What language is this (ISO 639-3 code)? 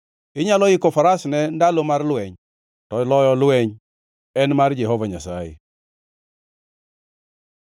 luo